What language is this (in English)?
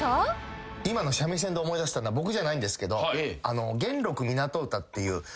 Japanese